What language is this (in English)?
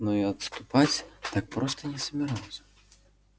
Russian